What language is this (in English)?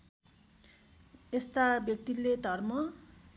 Nepali